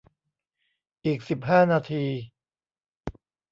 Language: Thai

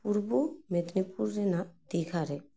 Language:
Santali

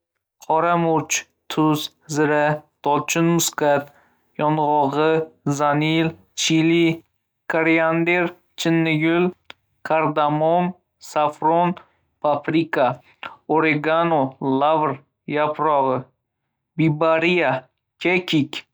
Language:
Uzbek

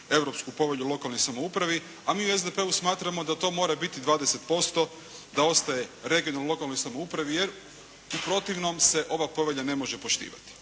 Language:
Croatian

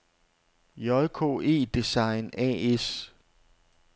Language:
Danish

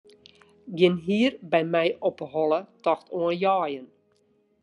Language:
Western Frisian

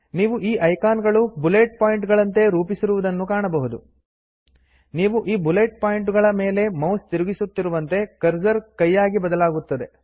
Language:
Kannada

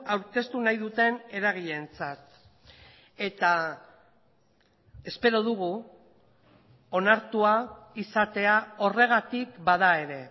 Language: Basque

